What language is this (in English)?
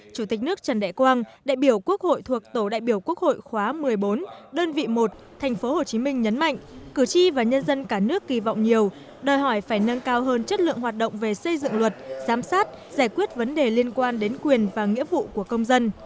Vietnamese